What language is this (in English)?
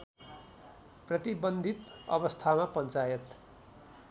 Nepali